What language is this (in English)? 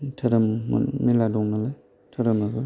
Bodo